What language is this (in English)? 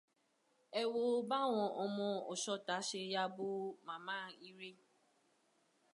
Yoruba